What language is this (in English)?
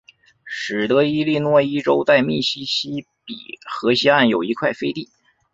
Chinese